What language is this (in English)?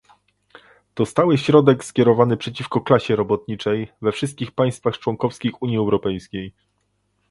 Polish